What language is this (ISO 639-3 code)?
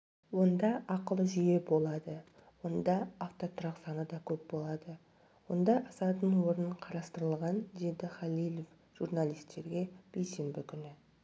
kaz